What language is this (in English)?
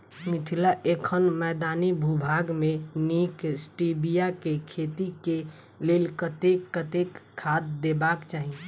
Maithili